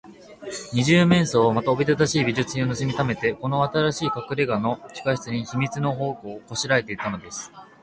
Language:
Japanese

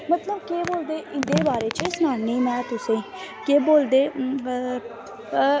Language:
Dogri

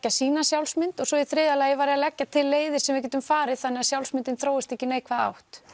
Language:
Icelandic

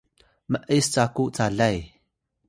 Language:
Atayal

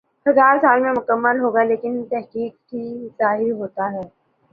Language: Urdu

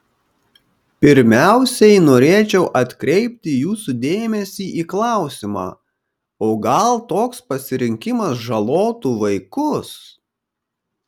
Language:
Lithuanian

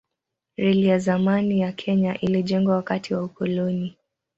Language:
Swahili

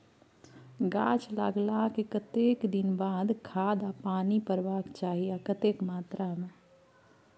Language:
Maithili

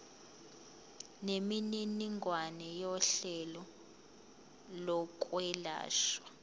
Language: Zulu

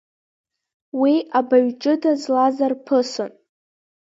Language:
Abkhazian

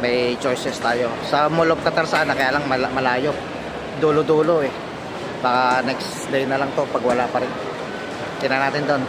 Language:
Filipino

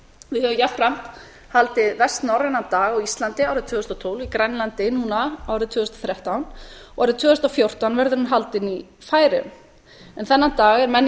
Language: Icelandic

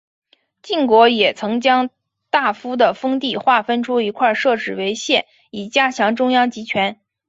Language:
Chinese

